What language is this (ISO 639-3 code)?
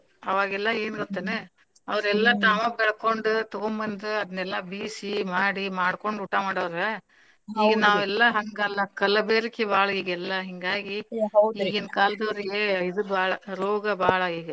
kan